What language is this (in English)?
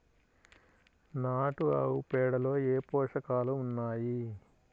Telugu